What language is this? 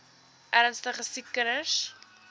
Afrikaans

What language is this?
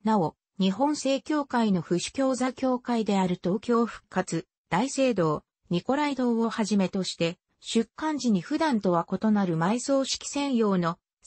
Japanese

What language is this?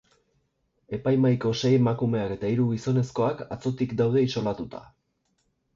Basque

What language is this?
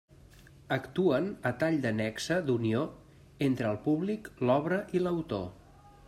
Catalan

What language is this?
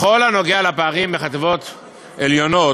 Hebrew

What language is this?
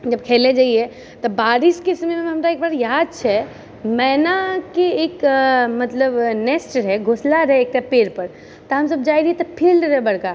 Maithili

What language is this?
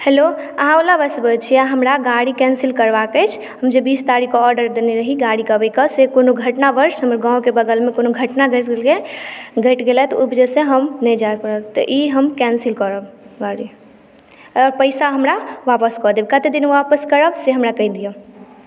Maithili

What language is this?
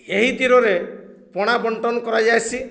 Odia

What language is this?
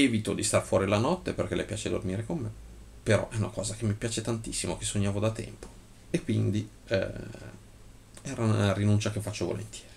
Italian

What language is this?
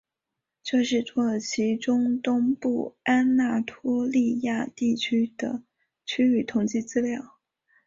Chinese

